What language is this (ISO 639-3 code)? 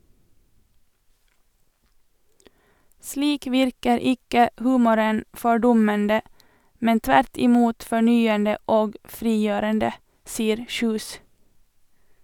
nor